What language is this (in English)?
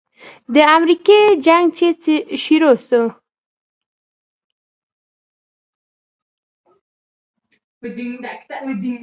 Pashto